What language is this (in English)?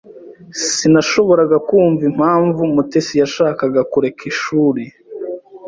Kinyarwanda